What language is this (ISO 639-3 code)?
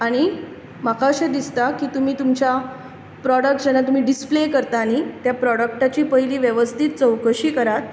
kok